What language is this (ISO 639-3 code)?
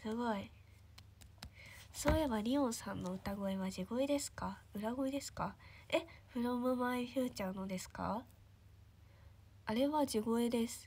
jpn